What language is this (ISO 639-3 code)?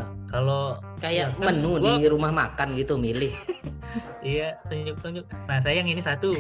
ind